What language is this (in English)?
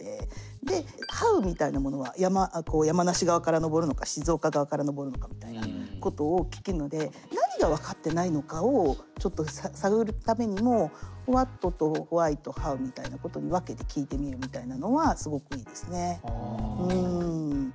Japanese